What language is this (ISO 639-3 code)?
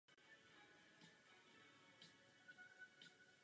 ces